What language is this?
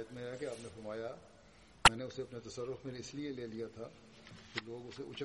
Bulgarian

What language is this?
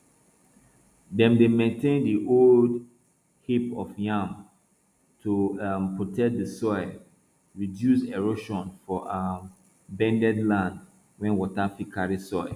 Nigerian Pidgin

